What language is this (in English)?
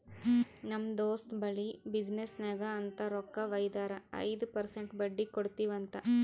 Kannada